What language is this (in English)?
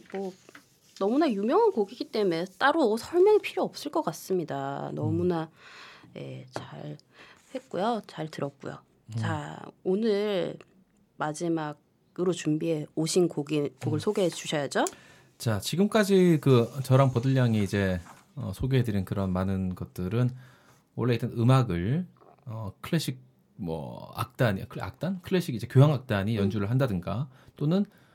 Korean